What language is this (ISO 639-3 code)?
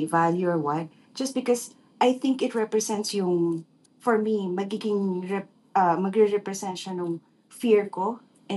fil